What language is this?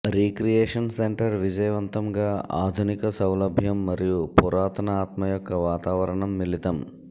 Telugu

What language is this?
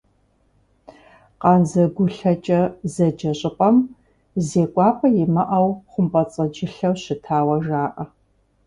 Kabardian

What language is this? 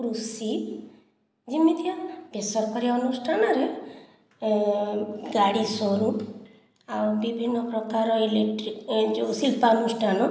Odia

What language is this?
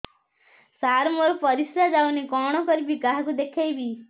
Odia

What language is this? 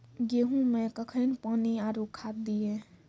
Maithili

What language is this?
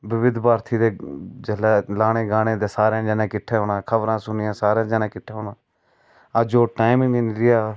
Dogri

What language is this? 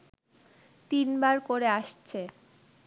Bangla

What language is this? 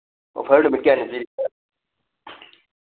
Manipuri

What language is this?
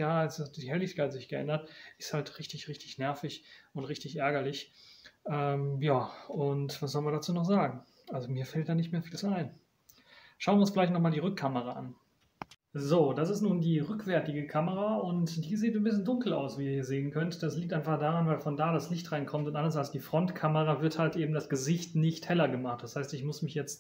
German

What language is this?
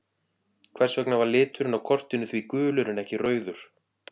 Icelandic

